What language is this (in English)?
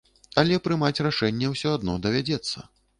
Belarusian